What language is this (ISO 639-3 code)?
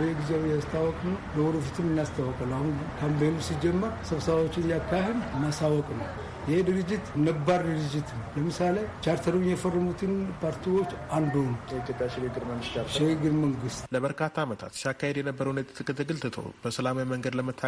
amh